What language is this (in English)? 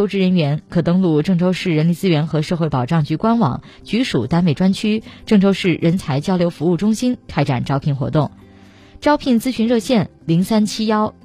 Chinese